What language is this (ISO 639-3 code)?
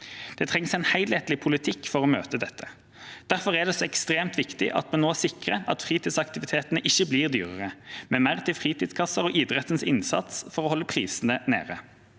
nor